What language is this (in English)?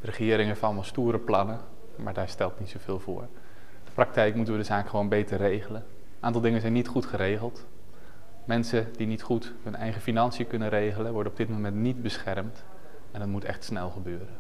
Dutch